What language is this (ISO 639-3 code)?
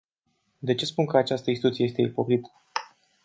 ron